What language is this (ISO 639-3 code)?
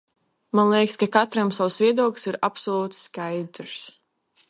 lav